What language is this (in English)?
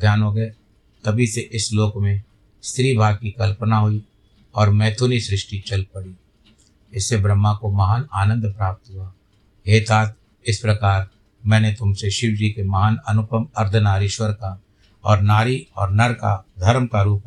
Hindi